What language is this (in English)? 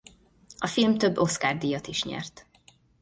Hungarian